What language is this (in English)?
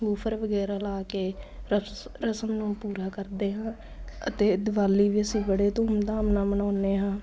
Punjabi